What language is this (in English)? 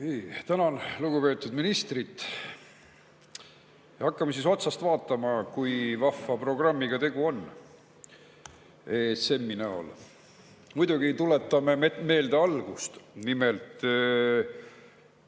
Estonian